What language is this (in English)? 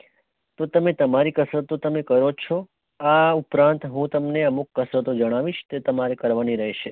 Gujarati